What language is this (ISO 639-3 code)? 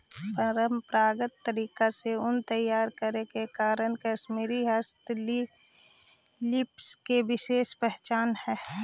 mag